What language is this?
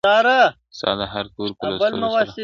Pashto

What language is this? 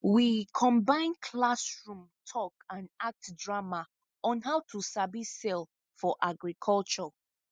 Nigerian Pidgin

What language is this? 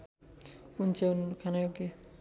Nepali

